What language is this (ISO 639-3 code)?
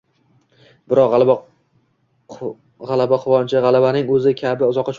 uzb